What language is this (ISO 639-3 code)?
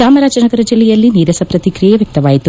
kan